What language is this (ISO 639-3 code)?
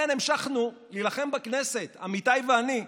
heb